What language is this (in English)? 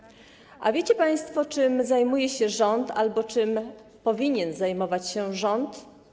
Polish